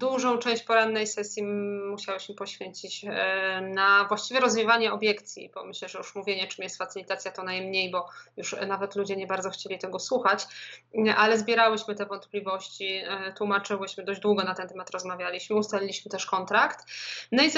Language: Polish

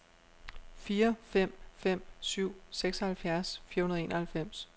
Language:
Danish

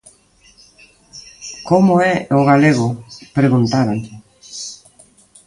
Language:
Galician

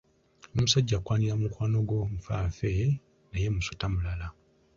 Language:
Ganda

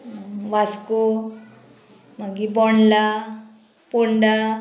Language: Konkani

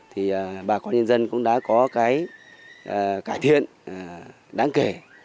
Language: Vietnamese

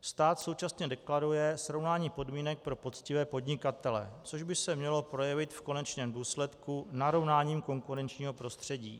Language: Czech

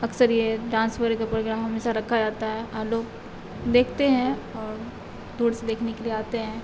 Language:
Urdu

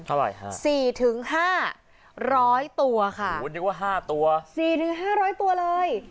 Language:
Thai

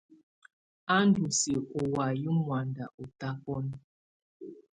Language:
Tunen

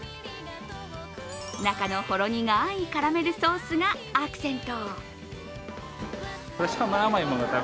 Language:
Japanese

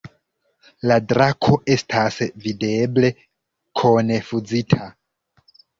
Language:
Esperanto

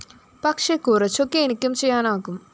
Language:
Malayalam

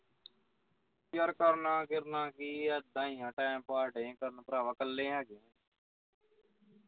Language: Punjabi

